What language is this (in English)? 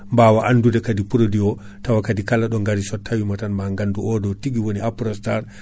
Fula